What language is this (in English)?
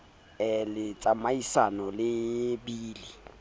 Southern Sotho